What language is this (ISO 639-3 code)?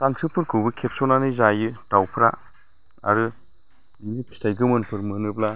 brx